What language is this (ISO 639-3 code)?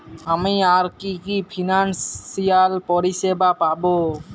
ben